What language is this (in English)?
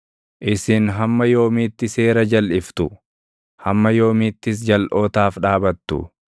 Oromo